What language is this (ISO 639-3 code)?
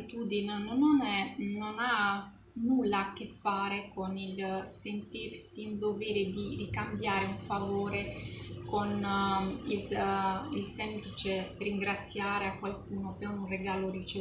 ita